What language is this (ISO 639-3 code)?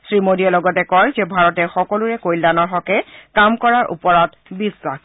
asm